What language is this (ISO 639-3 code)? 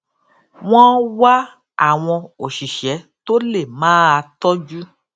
yor